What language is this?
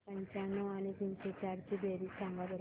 Marathi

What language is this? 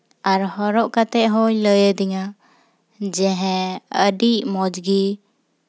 Santali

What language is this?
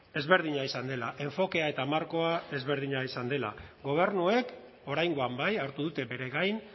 Basque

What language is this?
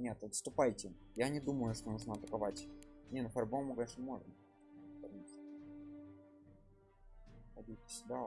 Russian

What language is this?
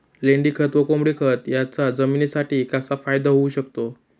Marathi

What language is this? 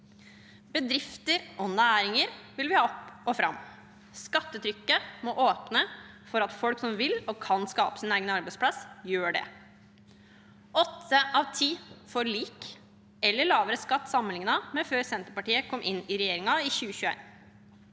Norwegian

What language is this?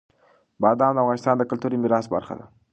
Pashto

